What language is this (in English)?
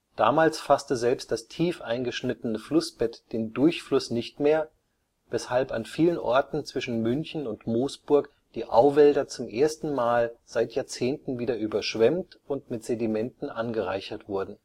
German